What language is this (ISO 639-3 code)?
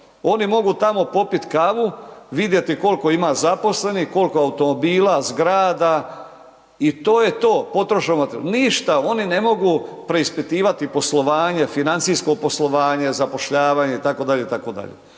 hrv